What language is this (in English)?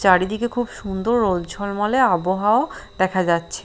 Bangla